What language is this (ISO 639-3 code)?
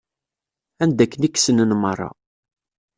kab